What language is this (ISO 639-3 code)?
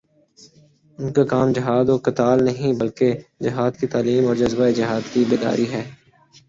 urd